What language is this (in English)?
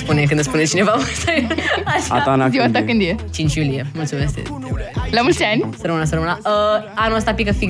Romanian